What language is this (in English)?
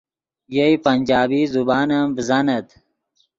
Yidgha